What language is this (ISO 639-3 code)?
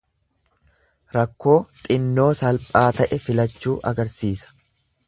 orm